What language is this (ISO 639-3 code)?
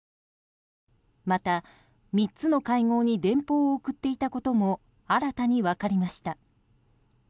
jpn